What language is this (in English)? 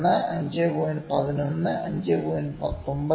Malayalam